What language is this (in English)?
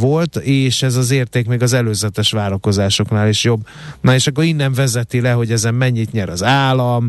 Hungarian